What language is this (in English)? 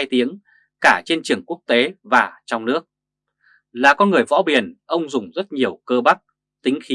Vietnamese